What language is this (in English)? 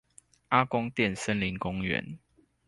Chinese